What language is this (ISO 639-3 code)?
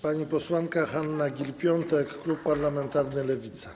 pol